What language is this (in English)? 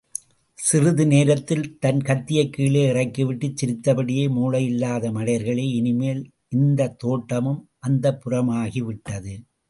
Tamil